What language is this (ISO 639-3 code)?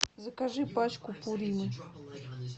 rus